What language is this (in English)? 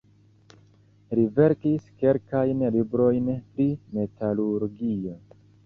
Esperanto